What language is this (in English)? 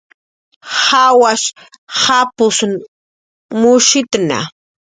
Jaqaru